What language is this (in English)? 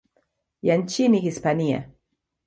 Swahili